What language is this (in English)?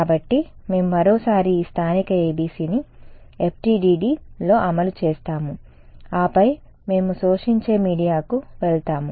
Telugu